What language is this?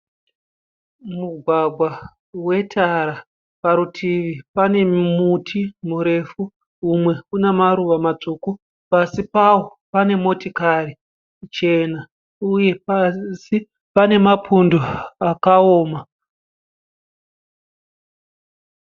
Shona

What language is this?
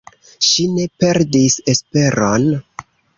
Esperanto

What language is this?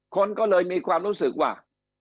Thai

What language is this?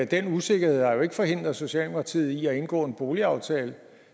Danish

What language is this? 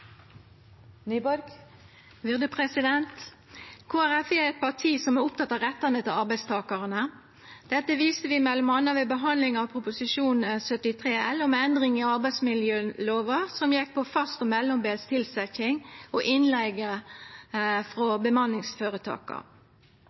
Norwegian Nynorsk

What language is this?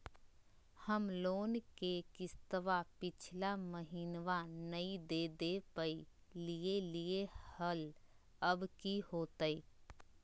Magahi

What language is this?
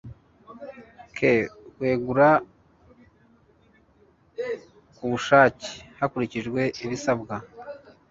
Kinyarwanda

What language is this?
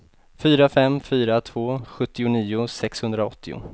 Swedish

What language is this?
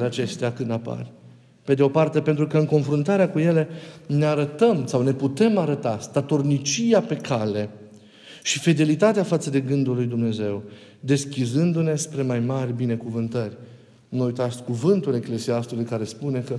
Romanian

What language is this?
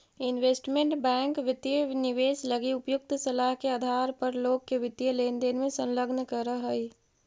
Magahi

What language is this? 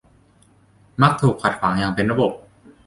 Thai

